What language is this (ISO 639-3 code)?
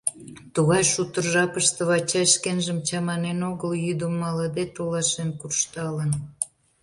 chm